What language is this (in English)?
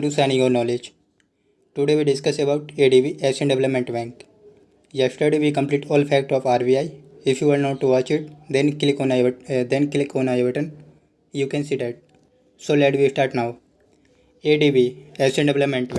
Hindi